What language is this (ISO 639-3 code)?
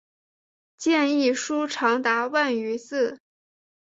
zho